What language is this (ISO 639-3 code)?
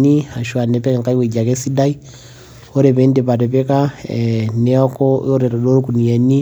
mas